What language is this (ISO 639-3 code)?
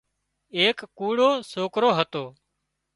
kxp